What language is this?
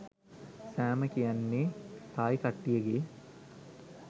Sinhala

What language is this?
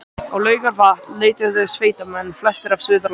Icelandic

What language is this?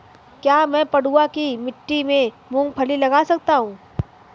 Hindi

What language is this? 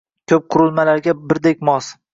Uzbek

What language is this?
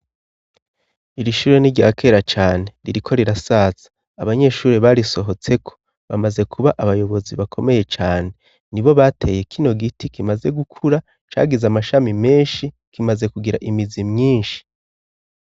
Rundi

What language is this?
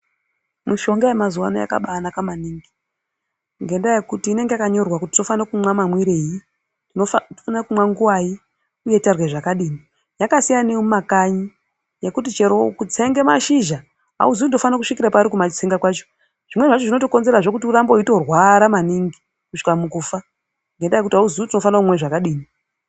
Ndau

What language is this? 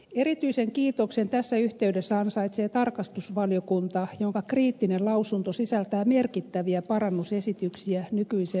Finnish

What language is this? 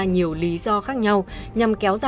Vietnamese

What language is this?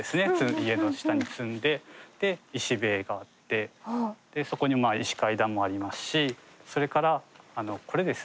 Japanese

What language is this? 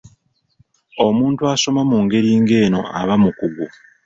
Ganda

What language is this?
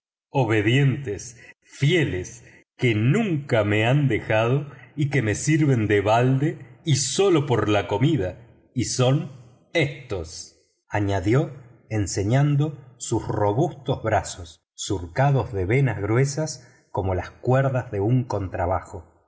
Spanish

